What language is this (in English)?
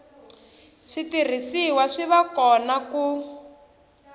Tsonga